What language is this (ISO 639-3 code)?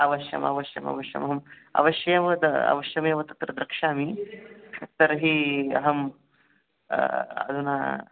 san